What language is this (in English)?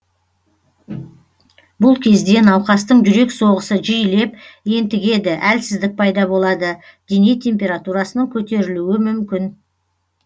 Kazakh